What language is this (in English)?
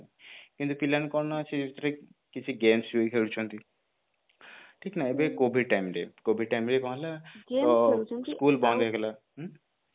Odia